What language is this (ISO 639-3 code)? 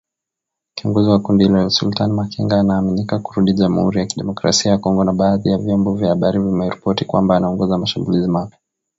swa